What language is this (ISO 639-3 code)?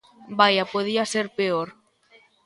glg